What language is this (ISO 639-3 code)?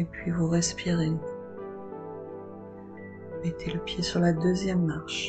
fra